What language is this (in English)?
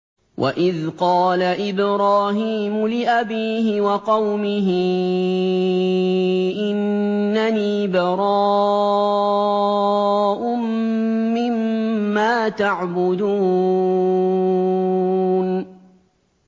Arabic